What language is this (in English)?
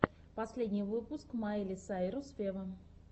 Russian